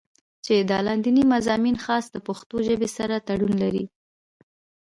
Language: Pashto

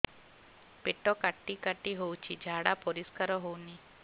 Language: Odia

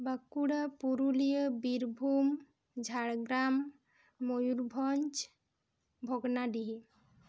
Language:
Santali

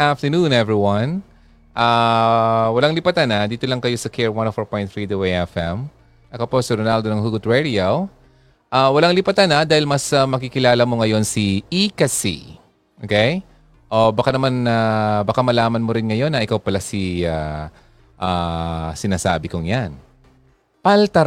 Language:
Filipino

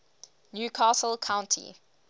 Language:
English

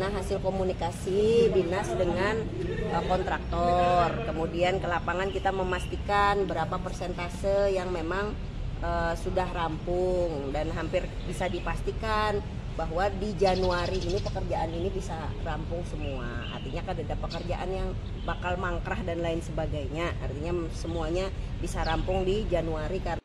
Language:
Indonesian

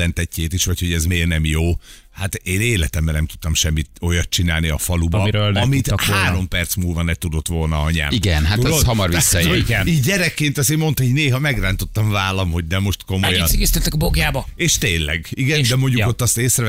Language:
Hungarian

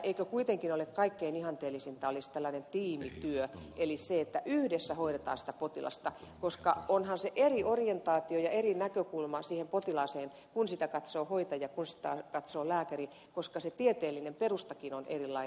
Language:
Finnish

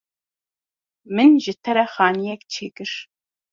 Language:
Kurdish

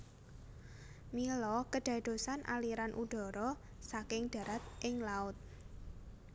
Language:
Javanese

